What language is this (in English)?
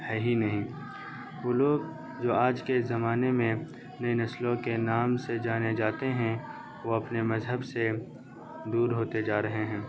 Urdu